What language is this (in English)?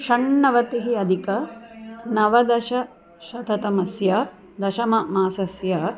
Sanskrit